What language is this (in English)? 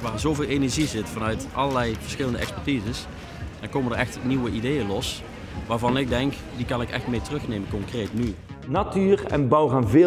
Dutch